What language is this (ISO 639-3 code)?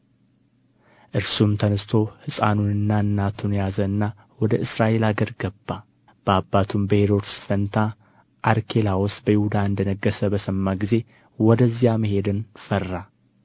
amh